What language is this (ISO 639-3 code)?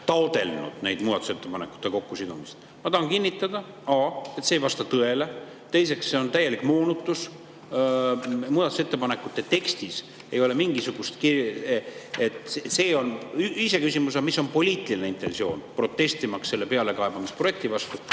est